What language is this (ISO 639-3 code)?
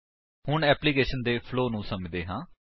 pan